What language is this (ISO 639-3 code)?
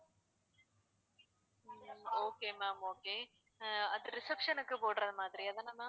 tam